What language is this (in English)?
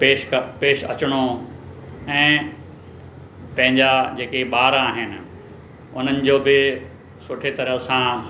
Sindhi